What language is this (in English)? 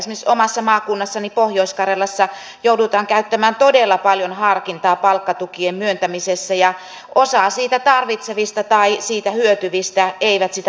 Finnish